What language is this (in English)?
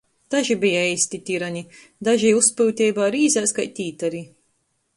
Latgalian